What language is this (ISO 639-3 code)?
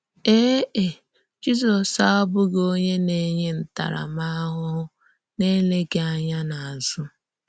ibo